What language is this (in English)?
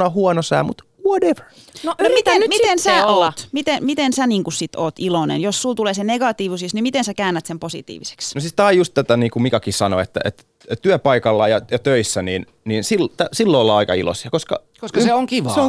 Finnish